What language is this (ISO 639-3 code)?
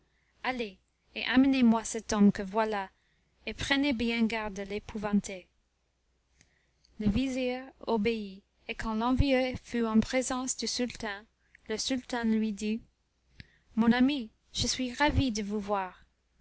fra